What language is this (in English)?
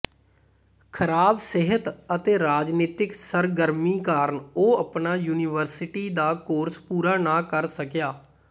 Punjabi